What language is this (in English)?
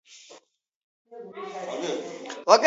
Georgian